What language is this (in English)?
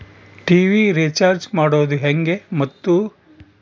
Kannada